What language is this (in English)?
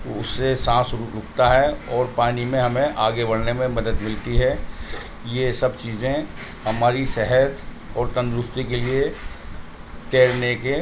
Urdu